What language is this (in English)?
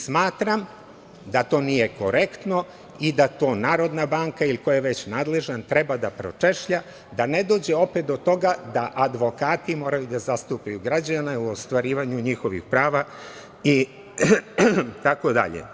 Serbian